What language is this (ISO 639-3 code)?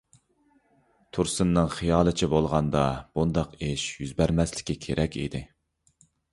uig